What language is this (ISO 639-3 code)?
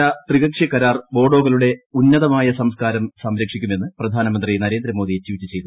mal